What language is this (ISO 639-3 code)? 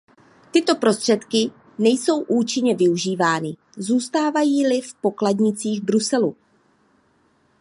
ces